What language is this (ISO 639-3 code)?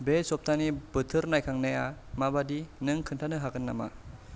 brx